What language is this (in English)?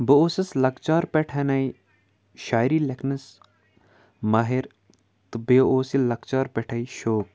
Kashmiri